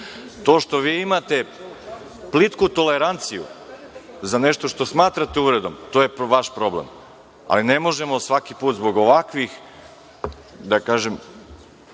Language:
Serbian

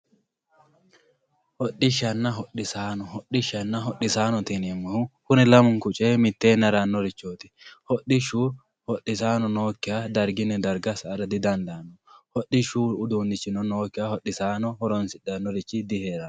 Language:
Sidamo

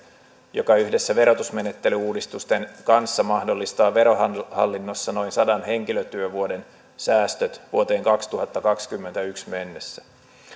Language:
Finnish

